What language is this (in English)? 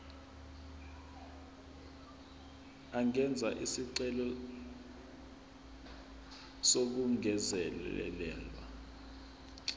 Zulu